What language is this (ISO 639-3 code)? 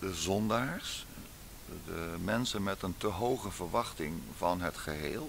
nld